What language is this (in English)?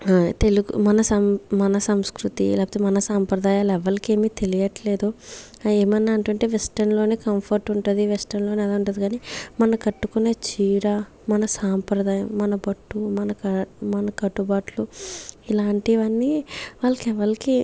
Telugu